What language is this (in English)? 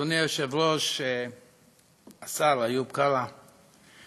Hebrew